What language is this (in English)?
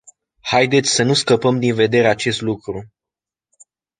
Romanian